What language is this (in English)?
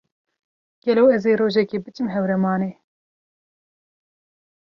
Kurdish